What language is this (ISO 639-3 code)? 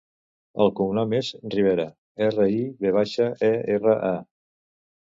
cat